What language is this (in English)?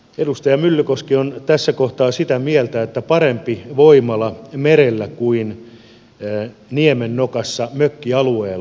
Finnish